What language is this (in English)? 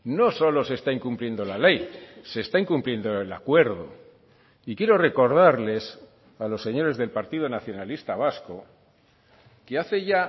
Spanish